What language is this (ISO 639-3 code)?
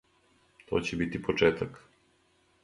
srp